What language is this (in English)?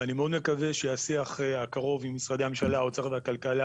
Hebrew